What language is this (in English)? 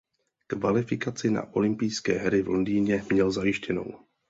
Czech